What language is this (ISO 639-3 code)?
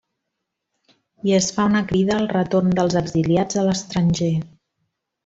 cat